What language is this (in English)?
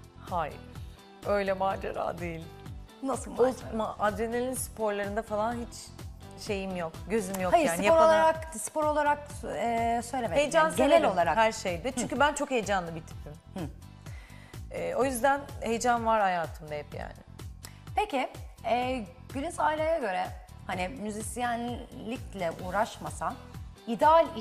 Turkish